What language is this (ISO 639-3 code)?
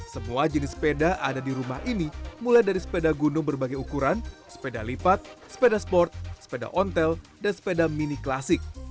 ind